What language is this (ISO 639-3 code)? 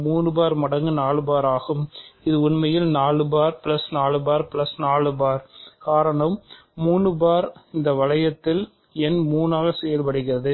tam